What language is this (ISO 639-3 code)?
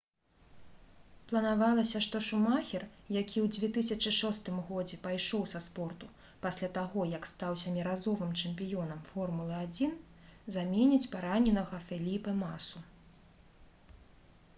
bel